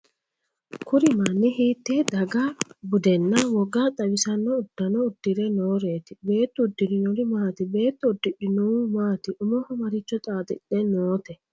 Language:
Sidamo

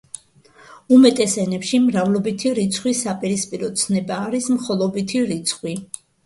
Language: Georgian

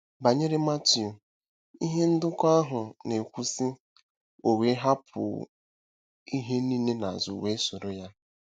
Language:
Igbo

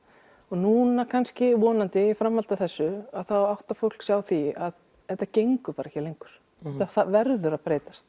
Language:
Icelandic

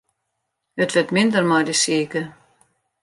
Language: Western Frisian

